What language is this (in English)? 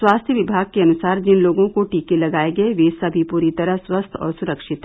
Hindi